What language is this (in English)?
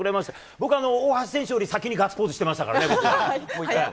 Japanese